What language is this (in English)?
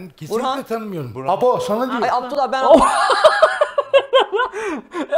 Turkish